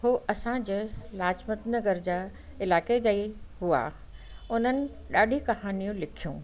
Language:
Sindhi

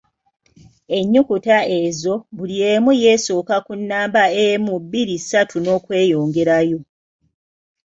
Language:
Ganda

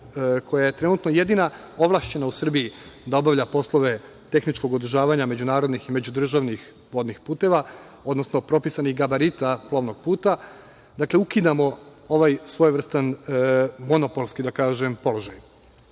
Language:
Serbian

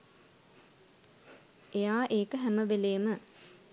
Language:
Sinhala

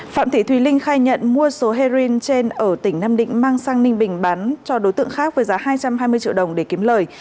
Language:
Vietnamese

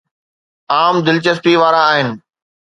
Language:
Sindhi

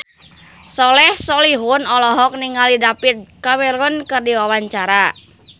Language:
Sundanese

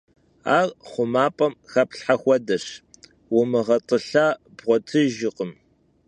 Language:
Kabardian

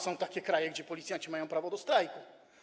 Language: Polish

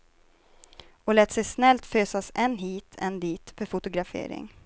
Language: Swedish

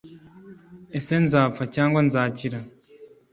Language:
Kinyarwanda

